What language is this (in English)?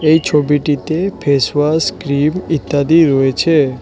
Bangla